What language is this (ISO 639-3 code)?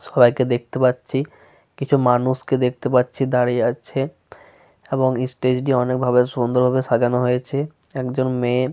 ben